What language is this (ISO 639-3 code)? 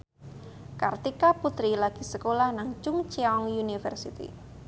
jav